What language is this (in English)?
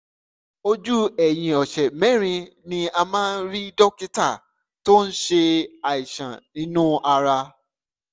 Yoruba